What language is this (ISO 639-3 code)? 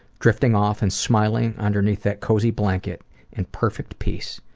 eng